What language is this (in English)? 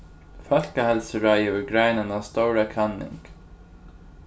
Faroese